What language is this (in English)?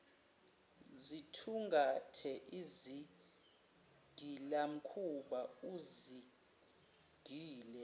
Zulu